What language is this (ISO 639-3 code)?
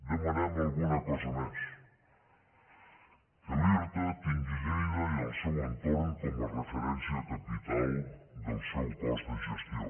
cat